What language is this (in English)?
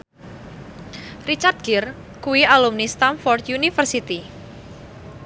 Javanese